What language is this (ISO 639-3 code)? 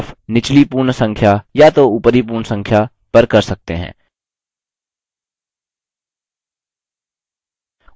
hin